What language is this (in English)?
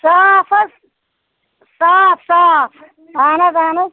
Kashmiri